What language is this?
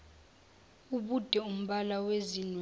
Zulu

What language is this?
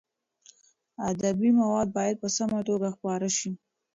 Pashto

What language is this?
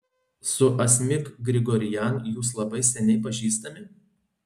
Lithuanian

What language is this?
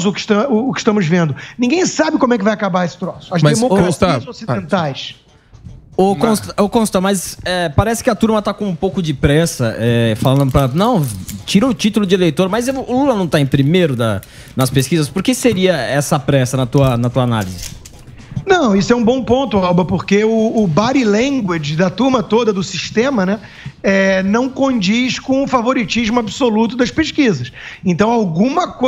Portuguese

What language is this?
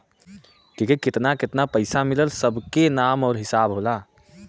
Bhojpuri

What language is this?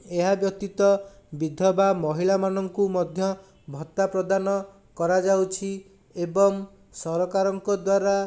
Odia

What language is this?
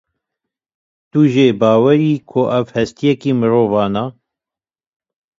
Kurdish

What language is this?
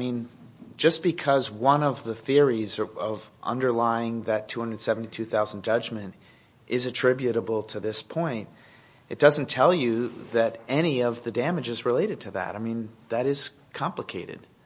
English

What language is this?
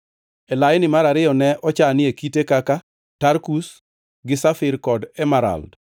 Luo (Kenya and Tanzania)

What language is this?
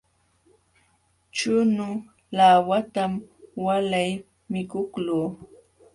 Jauja Wanca Quechua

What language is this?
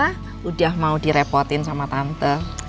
Indonesian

